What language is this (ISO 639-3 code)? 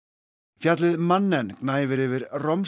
isl